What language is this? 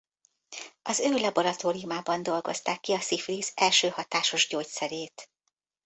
Hungarian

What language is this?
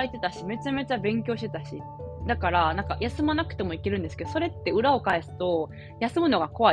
Japanese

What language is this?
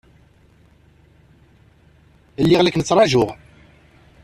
Kabyle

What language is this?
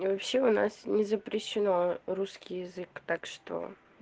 Russian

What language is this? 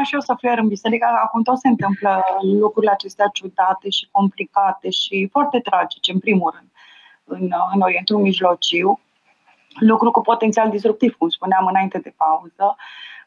Romanian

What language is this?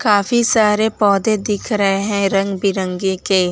Hindi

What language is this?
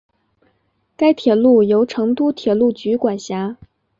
Chinese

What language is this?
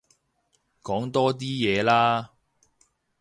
Cantonese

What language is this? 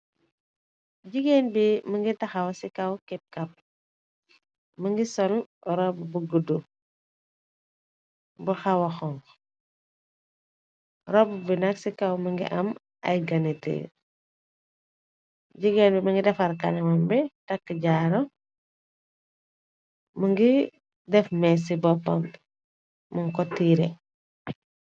Wolof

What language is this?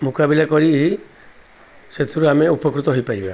Odia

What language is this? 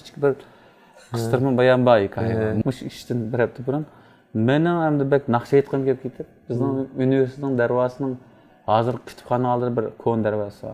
Turkish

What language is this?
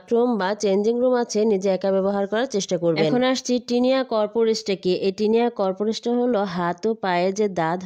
Hindi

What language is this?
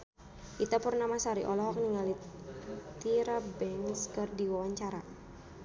Sundanese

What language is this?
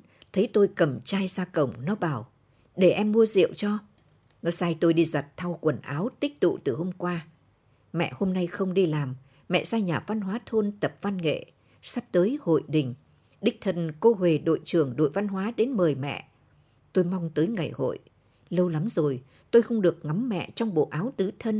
Vietnamese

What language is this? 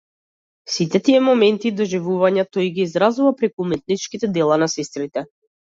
Macedonian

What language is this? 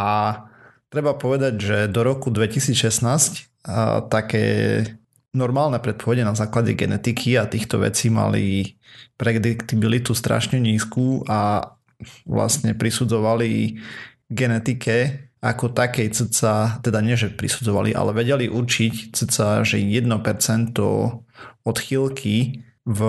Slovak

